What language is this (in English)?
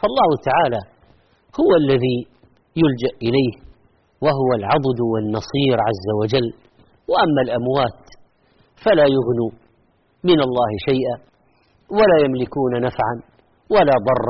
Arabic